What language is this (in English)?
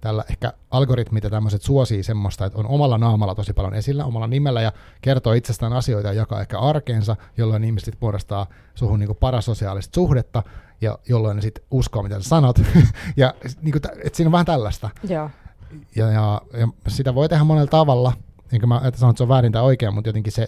Finnish